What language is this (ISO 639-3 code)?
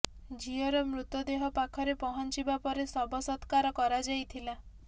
ori